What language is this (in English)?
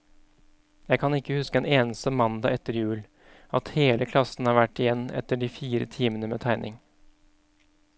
Norwegian